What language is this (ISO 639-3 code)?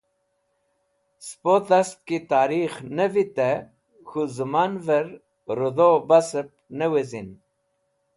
wbl